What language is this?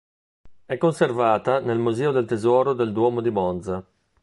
Italian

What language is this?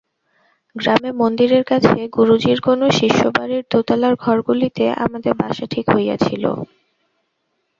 Bangla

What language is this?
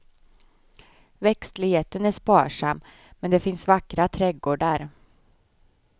Swedish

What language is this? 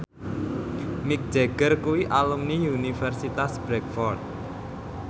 Javanese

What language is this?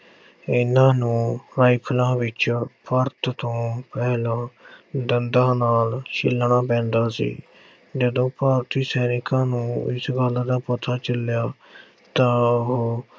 Punjabi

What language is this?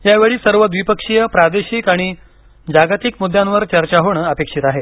Marathi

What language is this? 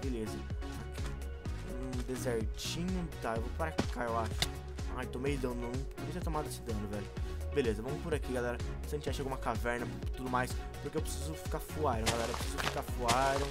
Portuguese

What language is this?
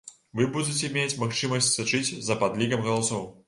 Belarusian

